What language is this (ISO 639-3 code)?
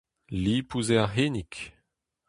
bre